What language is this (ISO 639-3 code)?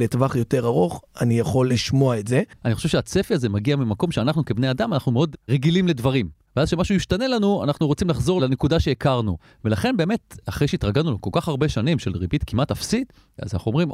heb